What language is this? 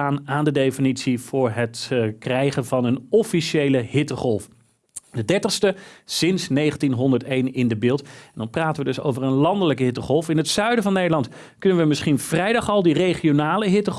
Dutch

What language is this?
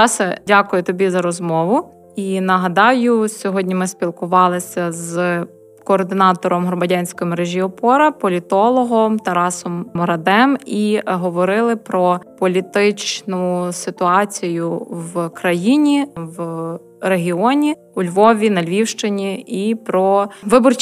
Ukrainian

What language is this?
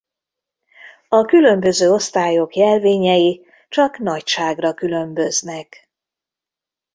Hungarian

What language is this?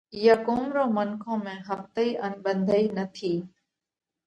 Parkari Koli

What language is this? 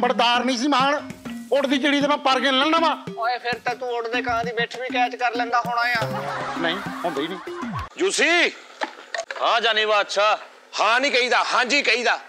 Hindi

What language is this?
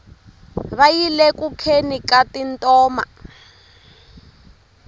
Tsonga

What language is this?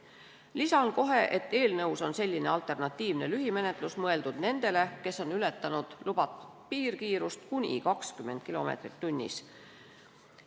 Estonian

